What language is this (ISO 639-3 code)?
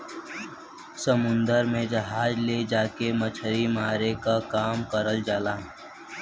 bho